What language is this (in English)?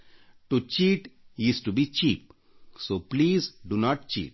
Kannada